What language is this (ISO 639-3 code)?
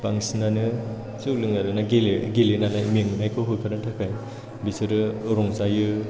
brx